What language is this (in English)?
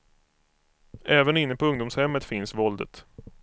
Swedish